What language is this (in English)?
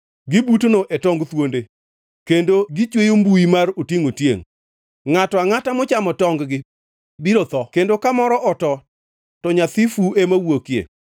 Luo (Kenya and Tanzania)